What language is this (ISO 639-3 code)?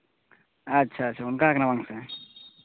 sat